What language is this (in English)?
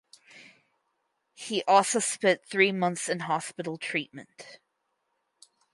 English